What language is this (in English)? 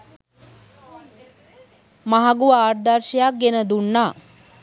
Sinhala